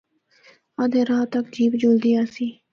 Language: Northern Hindko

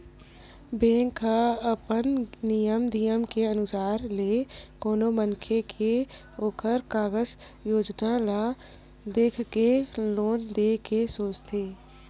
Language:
Chhattisgarhi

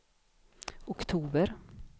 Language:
Swedish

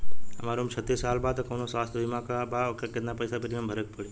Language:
Bhojpuri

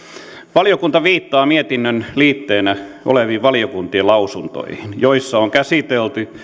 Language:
Finnish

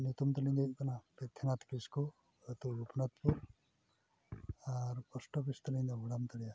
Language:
Santali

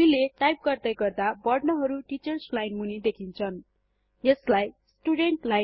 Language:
Nepali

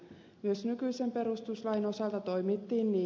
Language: Finnish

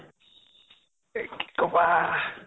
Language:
Assamese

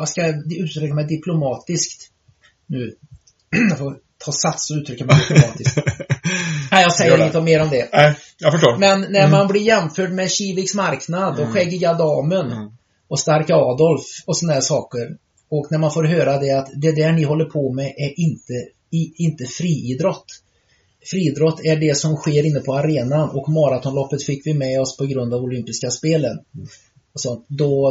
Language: Swedish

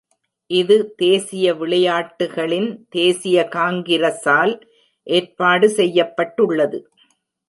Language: Tamil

